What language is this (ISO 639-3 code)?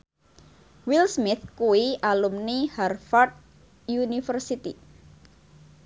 jav